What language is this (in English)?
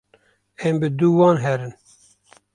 Kurdish